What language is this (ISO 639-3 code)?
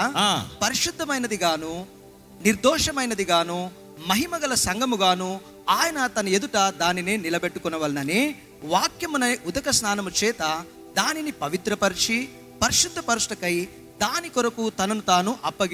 tel